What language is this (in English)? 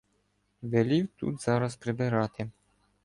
Ukrainian